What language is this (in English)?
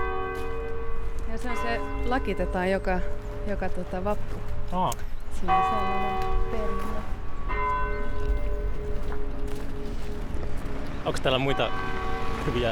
Finnish